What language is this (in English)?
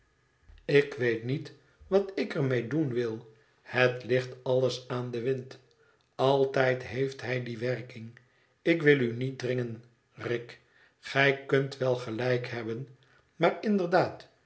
Dutch